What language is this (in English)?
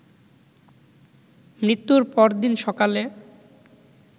Bangla